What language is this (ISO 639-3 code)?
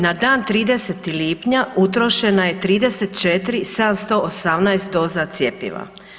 hrv